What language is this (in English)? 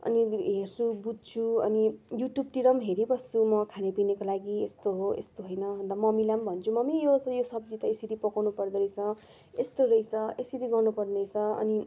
Nepali